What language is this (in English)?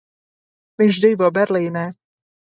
Latvian